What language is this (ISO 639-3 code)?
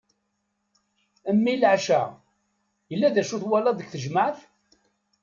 kab